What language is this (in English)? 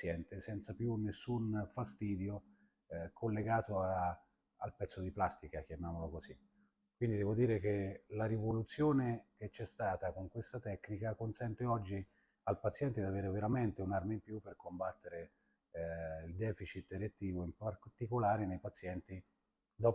Italian